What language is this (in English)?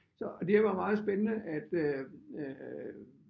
Danish